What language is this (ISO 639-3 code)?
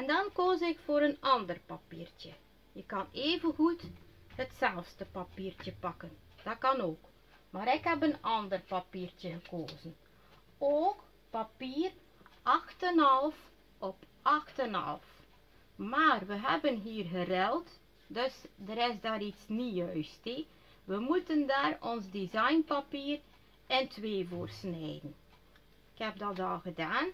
nld